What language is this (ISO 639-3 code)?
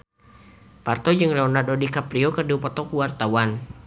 sun